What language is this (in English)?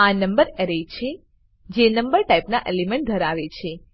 Gujarati